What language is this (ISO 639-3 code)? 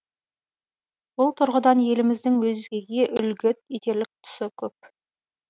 kaz